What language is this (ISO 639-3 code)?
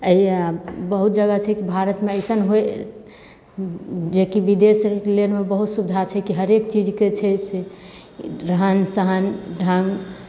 mai